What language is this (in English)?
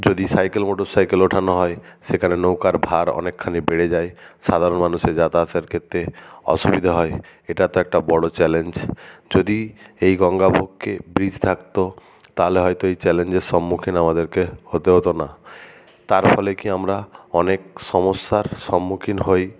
Bangla